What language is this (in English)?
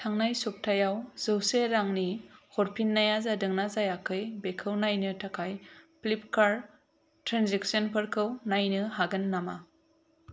Bodo